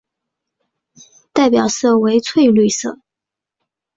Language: Chinese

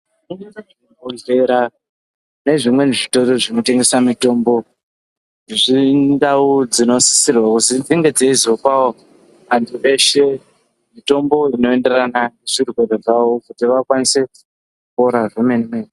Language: Ndau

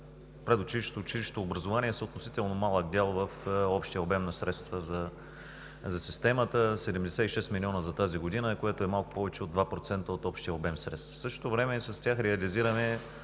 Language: Bulgarian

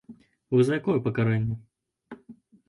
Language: Belarusian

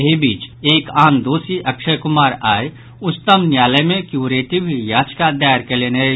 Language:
Maithili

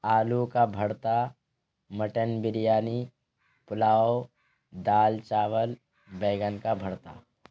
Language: Urdu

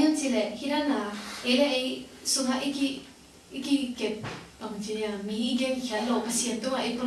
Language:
Korean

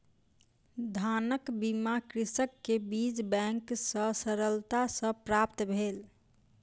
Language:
Maithili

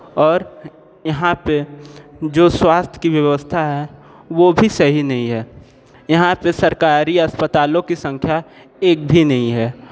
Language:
Hindi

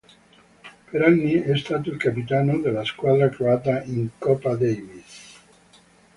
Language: Italian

